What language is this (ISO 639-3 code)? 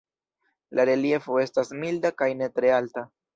epo